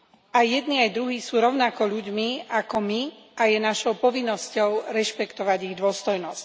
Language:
Slovak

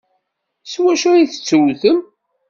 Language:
Kabyle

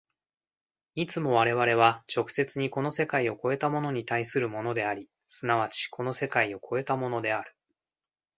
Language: Japanese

